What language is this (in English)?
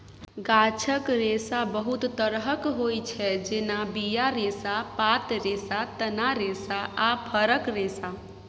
Maithili